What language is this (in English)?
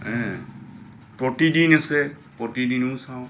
Assamese